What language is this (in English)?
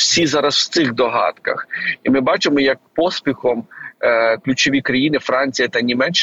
Ukrainian